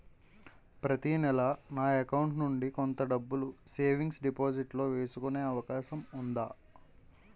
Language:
Telugu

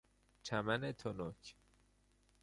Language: Persian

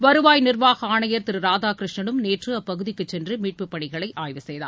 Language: Tamil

